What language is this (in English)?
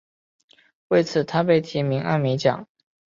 Chinese